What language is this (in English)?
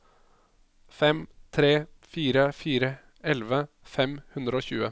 Norwegian